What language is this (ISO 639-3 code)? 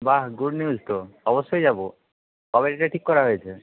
ben